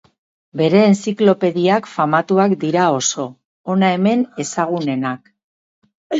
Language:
Basque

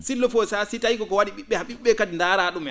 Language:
Fula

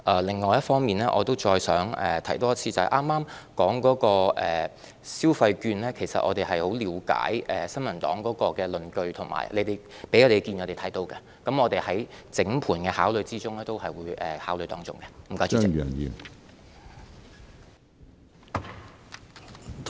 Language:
Cantonese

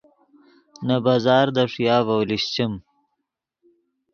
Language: Yidgha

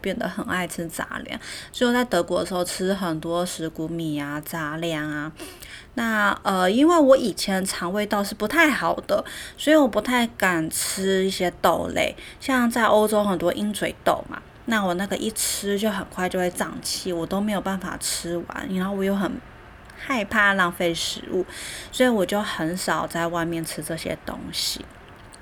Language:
Chinese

